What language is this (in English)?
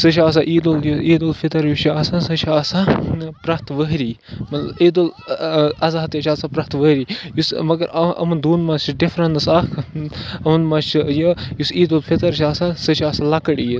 Kashmiri